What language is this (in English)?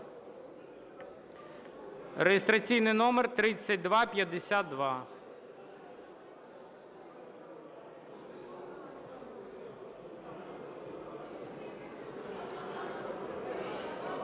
Ukrainian